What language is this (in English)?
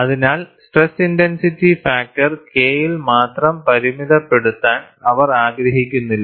Malayalam